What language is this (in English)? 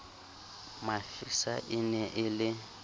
Southern Sotho